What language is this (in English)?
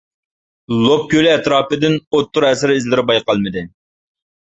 Uyghur